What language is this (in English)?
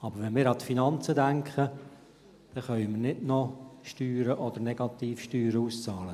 Swiss German